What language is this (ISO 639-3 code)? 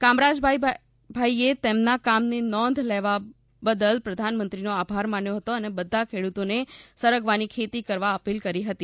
guj